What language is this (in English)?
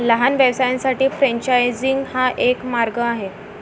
Marathi